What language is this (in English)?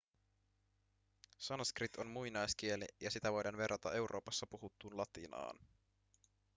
Finnish